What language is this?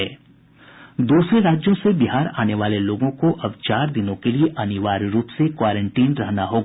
Hindi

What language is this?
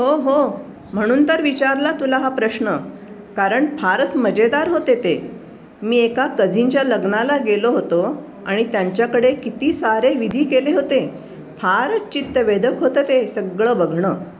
Marathi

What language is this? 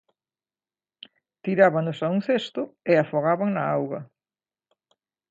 Galician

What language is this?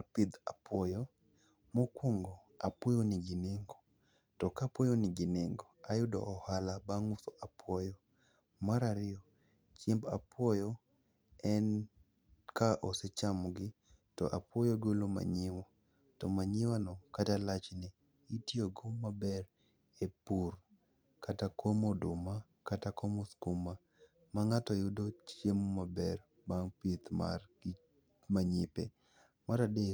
Luo (Kenya and Tanzania)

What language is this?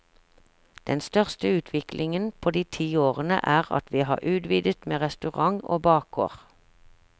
Norwegian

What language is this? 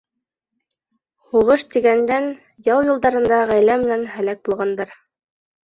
Bashkir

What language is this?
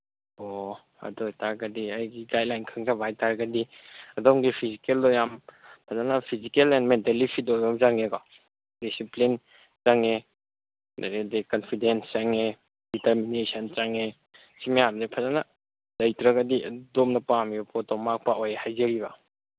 Manipuri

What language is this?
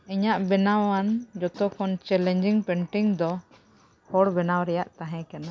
Santali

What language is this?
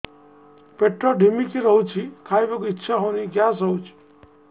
Odia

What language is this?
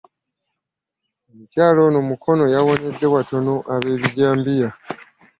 Ganda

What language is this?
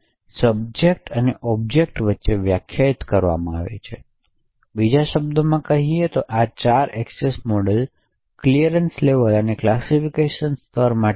Gujarati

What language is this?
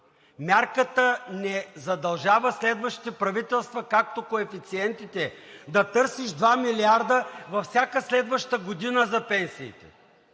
Bulgarian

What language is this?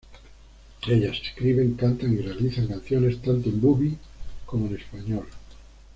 Spanish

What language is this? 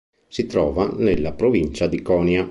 Italian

